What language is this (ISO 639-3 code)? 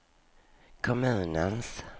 swe